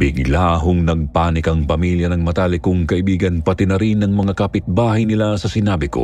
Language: Filipino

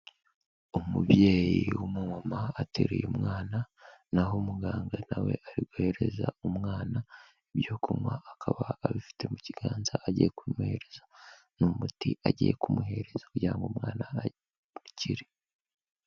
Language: Kinyarwanda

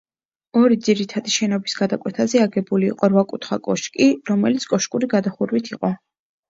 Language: Georgian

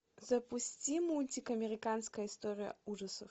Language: Russian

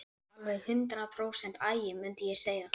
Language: Icelandic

